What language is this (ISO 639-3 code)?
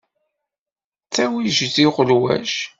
kab